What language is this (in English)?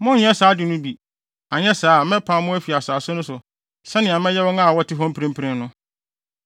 Akan